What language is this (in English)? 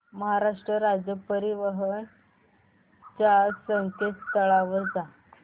Marathi